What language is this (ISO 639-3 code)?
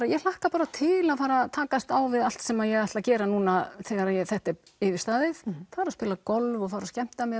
isl